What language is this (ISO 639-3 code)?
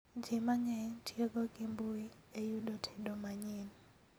luo